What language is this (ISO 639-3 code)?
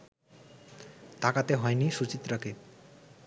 ben